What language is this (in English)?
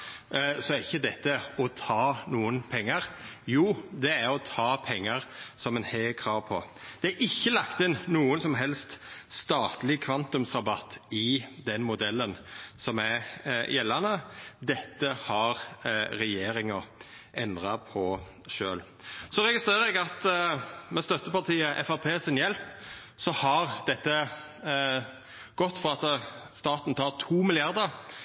Norwegian Nynorsk